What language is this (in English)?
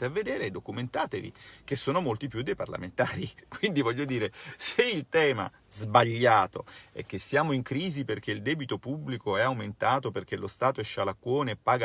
Italian